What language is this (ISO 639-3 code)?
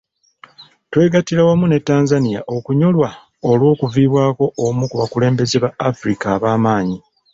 lug